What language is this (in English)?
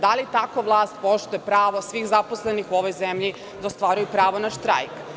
Serbian